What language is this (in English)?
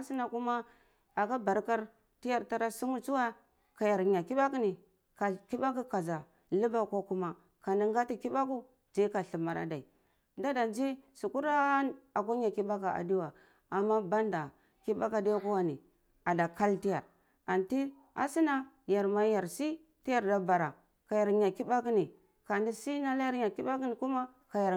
Cibak